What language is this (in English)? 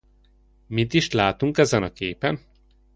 Hungarian